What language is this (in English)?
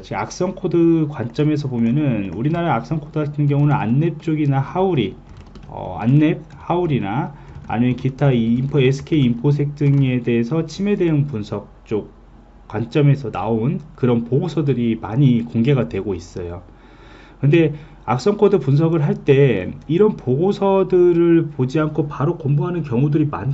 Korean